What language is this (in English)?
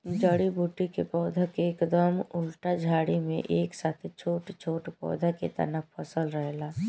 Bhojpuri